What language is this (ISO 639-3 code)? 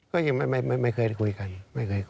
tha